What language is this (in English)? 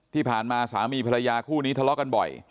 Thai